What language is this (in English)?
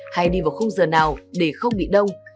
Vietnamese